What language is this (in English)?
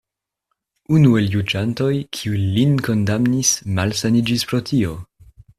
Esperanto